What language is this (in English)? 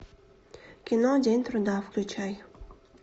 Russian